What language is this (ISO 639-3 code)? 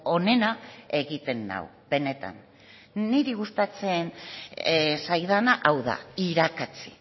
eus